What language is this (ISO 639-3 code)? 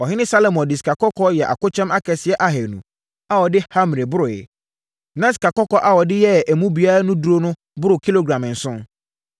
aka